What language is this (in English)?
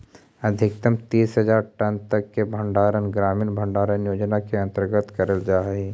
Magahi